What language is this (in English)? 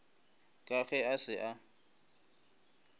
Northern Sotho